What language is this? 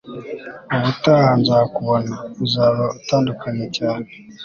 Kinyarwanda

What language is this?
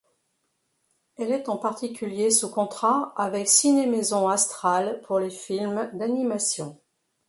French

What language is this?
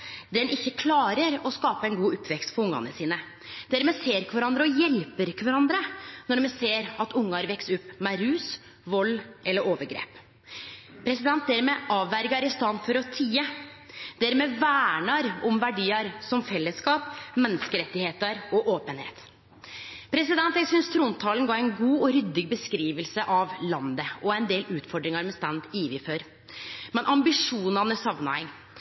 Norwegian Nynorsk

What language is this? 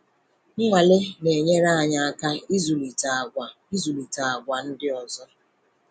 Igbo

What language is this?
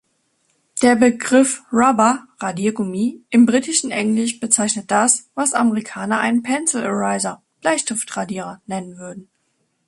German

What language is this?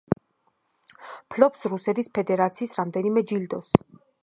Georgian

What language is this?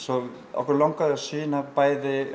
Icelandic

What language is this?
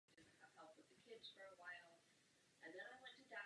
Czech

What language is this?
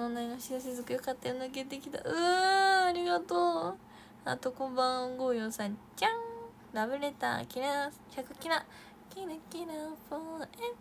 Japanese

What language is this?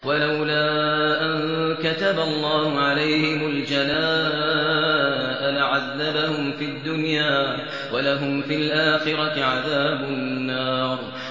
Arabic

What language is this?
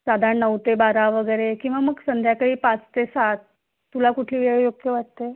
Marathi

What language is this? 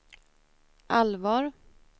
Swedish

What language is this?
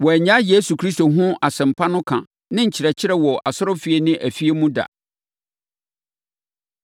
Akan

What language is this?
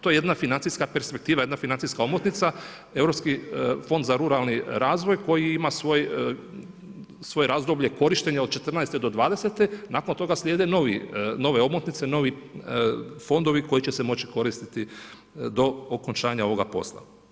Croatian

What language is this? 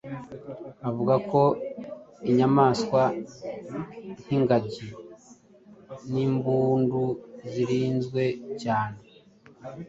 Kinyarwanda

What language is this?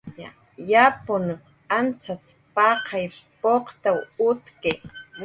Jaqaru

